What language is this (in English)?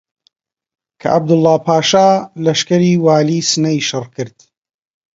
Central Kurdish